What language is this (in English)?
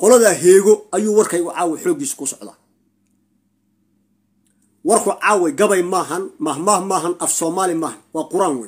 Arabic